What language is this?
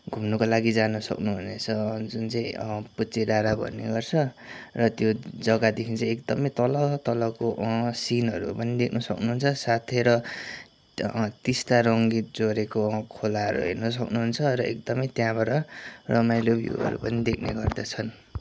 Nepali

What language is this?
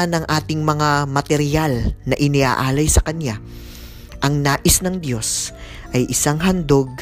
Filipino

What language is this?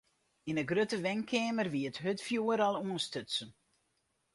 Western Frisian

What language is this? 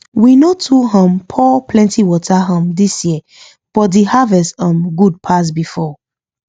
Nigerian Pidgin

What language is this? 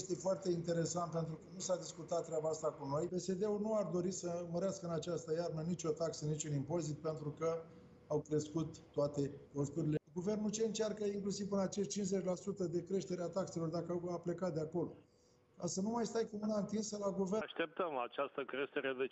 Romanian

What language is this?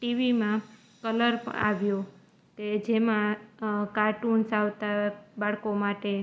Gujarati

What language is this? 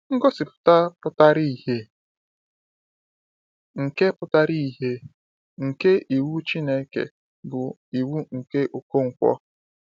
Igbo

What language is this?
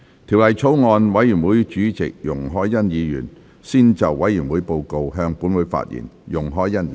Cantonese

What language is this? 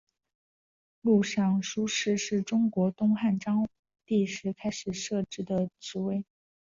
Chinese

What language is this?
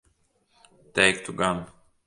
Latvian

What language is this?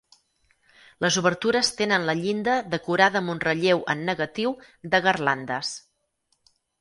Catalan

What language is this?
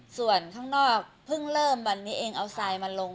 Thai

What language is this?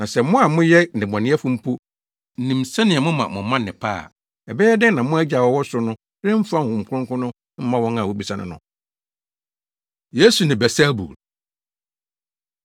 Akan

